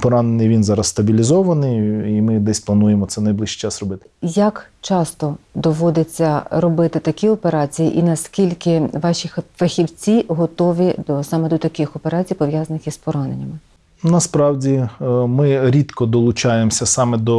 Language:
Ukrainian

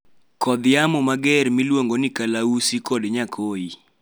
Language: Luo (Kenya and Tanzania)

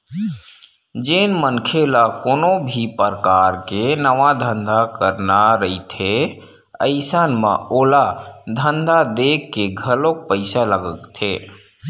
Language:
Chhattisgarhi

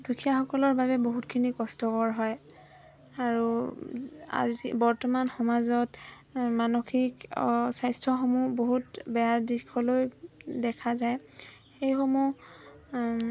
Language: Assamese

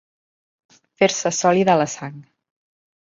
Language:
Catalan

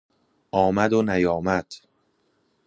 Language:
Persian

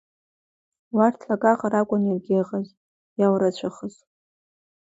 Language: Abkhazian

